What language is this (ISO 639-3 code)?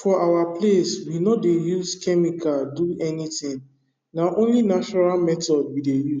pcm